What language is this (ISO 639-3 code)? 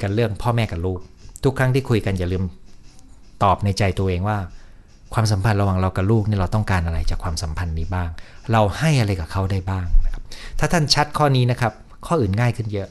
tha